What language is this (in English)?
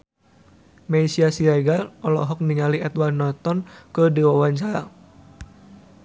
Sundanese